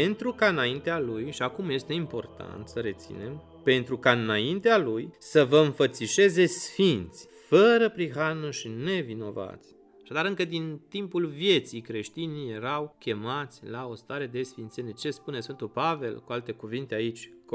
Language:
Romanian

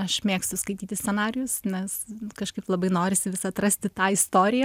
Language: Lithuanian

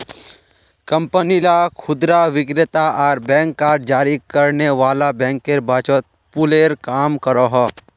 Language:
Magahi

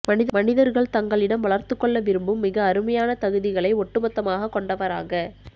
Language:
Tamil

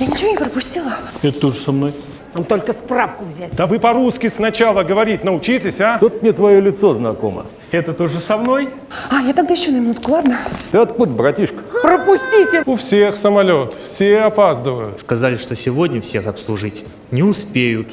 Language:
Russian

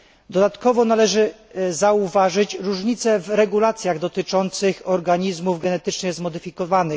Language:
Polish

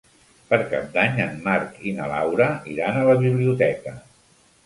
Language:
Catalan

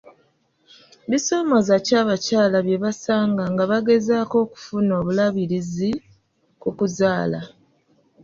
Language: Ganda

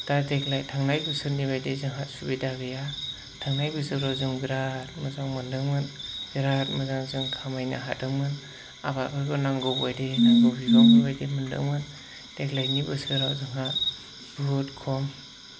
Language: Bodo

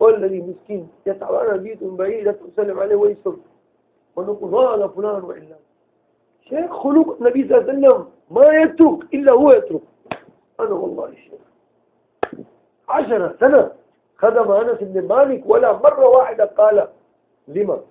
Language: Arabic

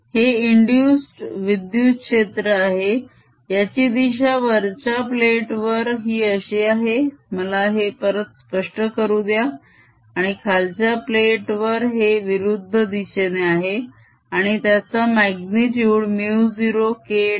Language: Marathi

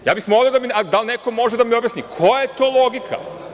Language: Serbian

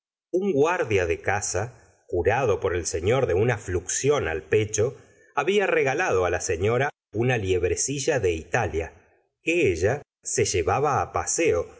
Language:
Spanish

